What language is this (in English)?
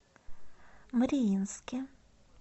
Russian